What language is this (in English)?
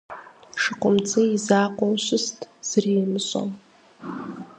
Kabardian